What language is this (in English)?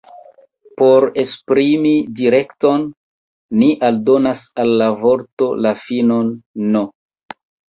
Esperanto